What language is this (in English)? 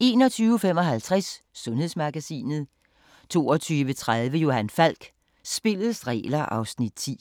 Danish